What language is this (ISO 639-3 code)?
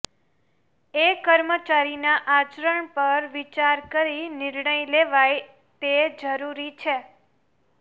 guj